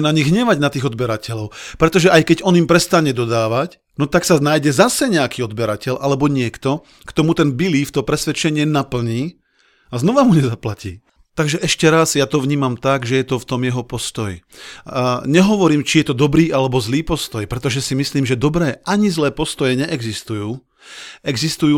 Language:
Slovak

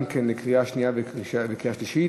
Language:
Hebrew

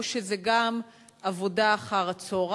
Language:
Hebrew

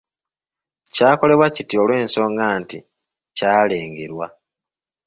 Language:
Ganda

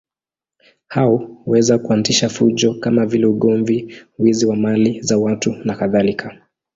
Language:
Swahili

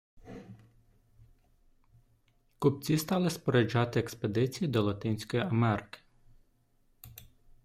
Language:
Ukrainian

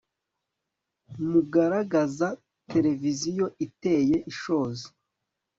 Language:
Kinyarwanda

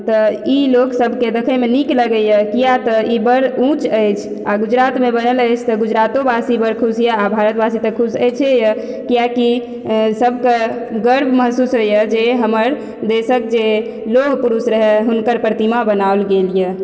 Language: Maithili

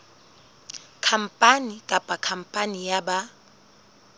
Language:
Southern Sotho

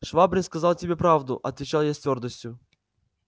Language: Russian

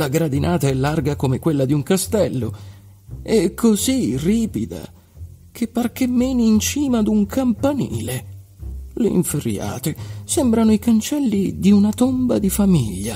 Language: Italian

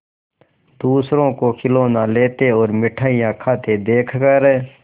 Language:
Hindi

